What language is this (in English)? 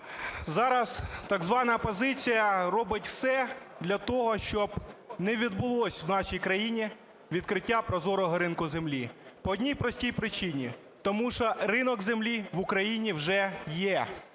Ukrainian